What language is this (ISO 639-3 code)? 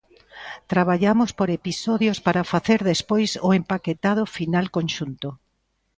glg